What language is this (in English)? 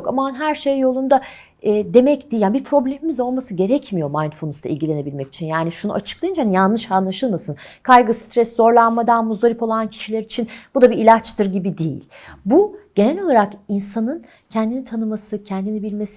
Turkish